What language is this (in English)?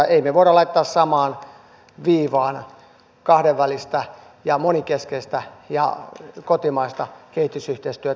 Finnish